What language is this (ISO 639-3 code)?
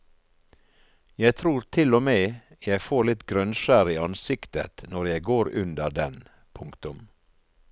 nor